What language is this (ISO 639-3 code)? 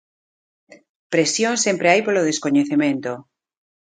glg